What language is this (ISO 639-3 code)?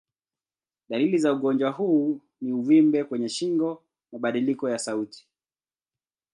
swa